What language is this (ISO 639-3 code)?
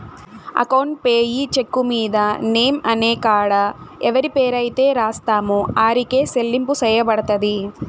tel